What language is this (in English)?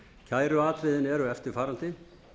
Icelandic